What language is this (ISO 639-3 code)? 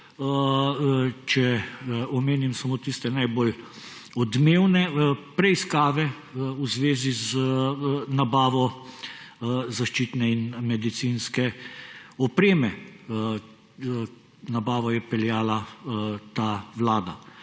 slv